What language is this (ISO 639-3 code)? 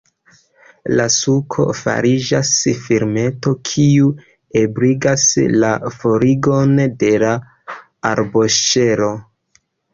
epo